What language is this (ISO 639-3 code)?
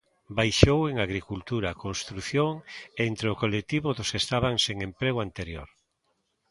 glg